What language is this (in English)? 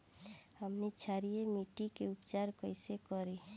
Bhojpuri